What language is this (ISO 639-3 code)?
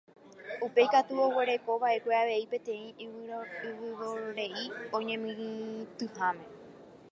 grn